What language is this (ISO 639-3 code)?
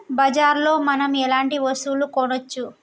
tel